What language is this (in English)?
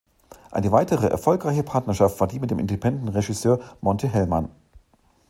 German